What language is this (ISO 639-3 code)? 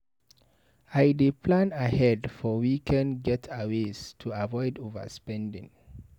pcm